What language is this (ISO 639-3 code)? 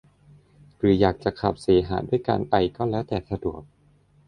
tha